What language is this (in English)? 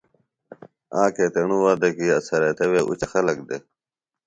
Phalura